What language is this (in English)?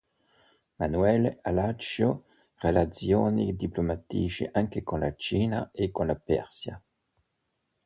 Italian